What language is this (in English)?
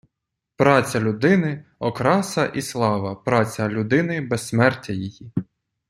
Ukrainian